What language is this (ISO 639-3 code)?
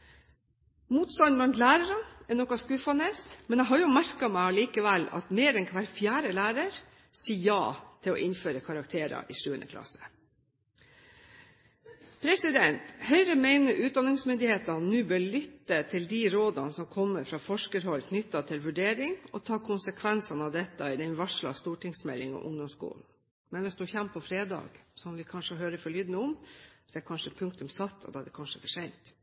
nob